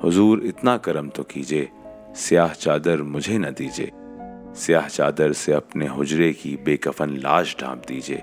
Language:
Urdu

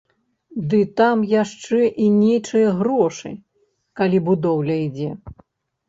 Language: Belarusian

